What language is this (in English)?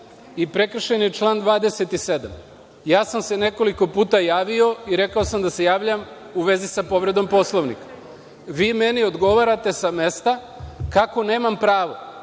Serbian